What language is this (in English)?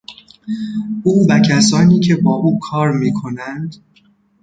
Persian